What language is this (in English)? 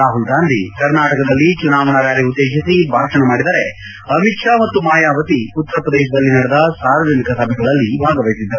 Kannada